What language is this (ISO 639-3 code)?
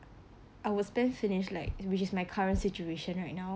eng